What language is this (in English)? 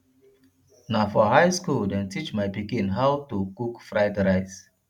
Nigerian Pidgin